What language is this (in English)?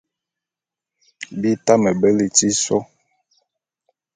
Bulu